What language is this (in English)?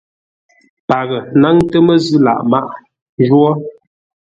Ngombale